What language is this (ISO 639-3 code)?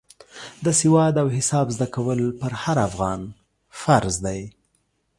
pus